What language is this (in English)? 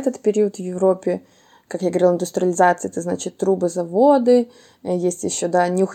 Russian